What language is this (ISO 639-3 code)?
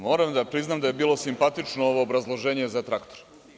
srp